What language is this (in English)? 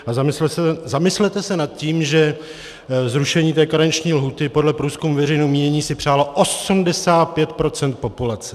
Czech